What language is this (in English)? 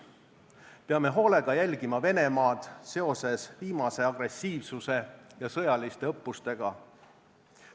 Estonian